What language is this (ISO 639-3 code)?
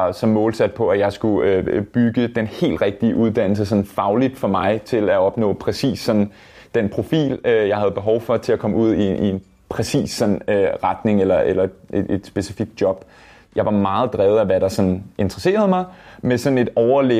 dan